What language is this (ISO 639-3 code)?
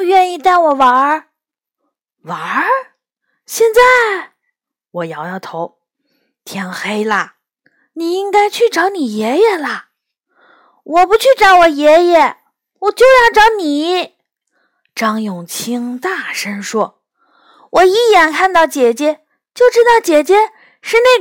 zho